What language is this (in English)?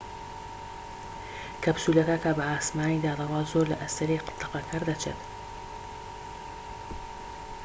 Central Kurdish